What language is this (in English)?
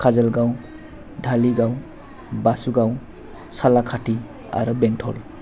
Bodo